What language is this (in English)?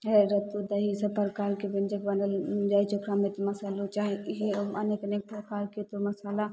Maithili